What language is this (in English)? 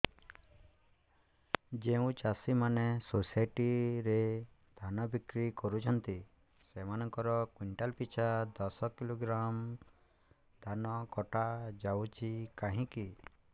Odia